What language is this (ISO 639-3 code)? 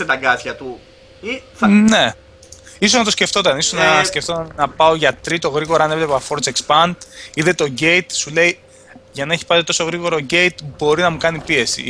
ell